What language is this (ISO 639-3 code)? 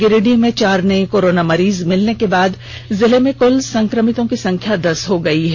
hin